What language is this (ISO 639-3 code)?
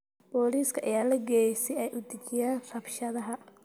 som